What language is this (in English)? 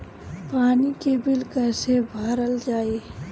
Bhojpuri